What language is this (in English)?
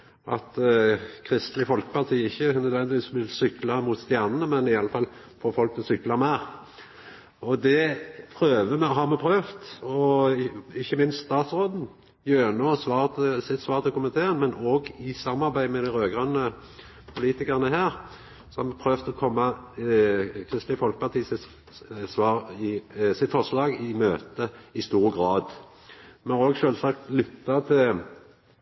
Norwegian Nynorsk